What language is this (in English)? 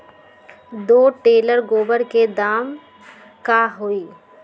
Magahi